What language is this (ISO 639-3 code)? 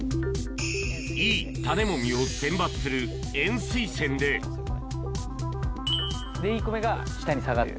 jpn